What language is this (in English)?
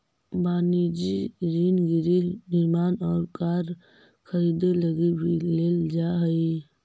Magahi